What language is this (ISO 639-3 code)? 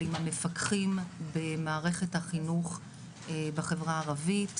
heb